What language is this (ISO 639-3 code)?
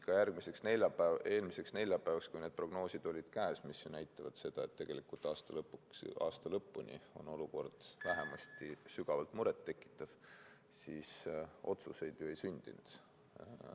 est